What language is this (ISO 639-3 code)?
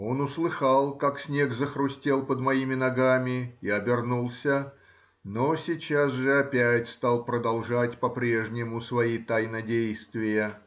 rus